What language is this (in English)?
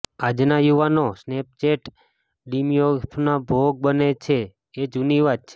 Gujarati